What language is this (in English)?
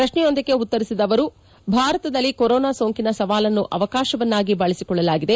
Kannada